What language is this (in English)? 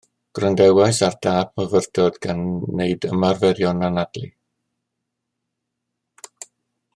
Welsh